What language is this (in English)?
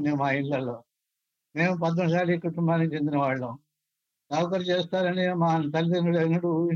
Telugu